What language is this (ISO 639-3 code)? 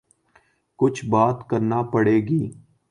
urd